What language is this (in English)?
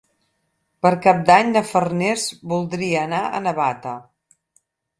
Catalan